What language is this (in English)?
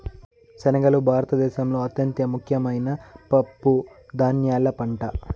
Telugu